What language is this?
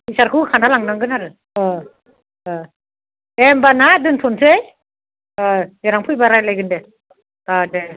Bodo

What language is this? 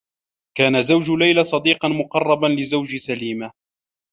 Arabic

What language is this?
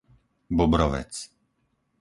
Slovak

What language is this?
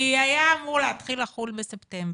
Hebrew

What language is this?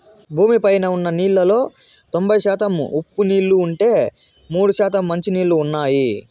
Telugu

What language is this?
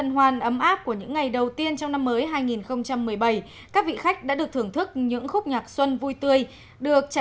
Vietnamese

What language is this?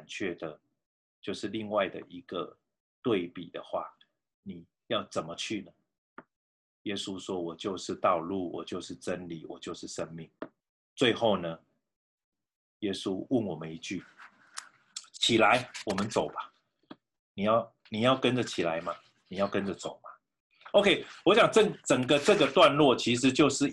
Chinese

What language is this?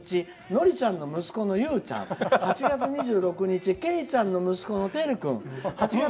Japanese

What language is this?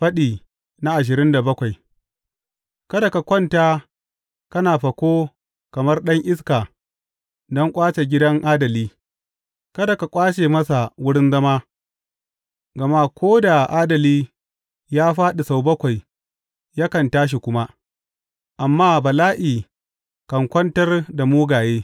Hausa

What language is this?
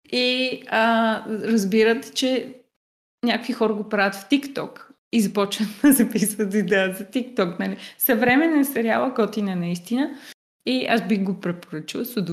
Bulgarian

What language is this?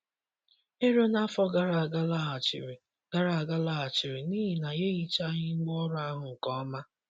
Igbo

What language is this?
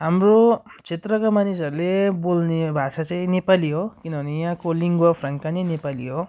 Nepali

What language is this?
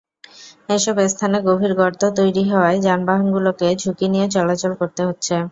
Bangla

